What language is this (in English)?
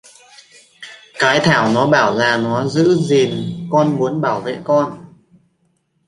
Vietnamese